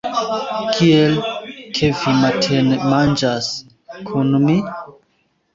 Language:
Esperanto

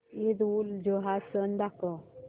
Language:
Marathi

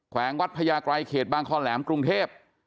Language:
Thai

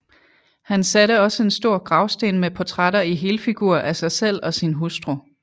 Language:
Danish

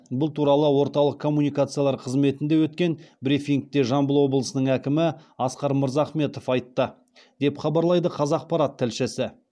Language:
Kazakh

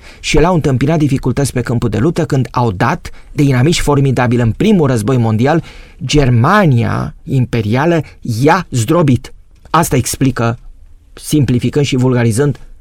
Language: Romanian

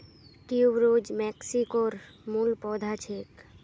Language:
Magahi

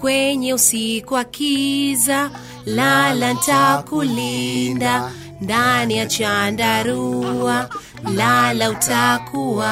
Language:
Swahili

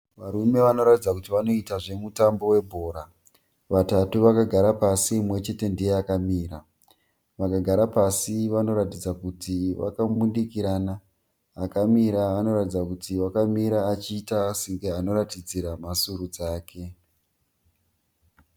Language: Shona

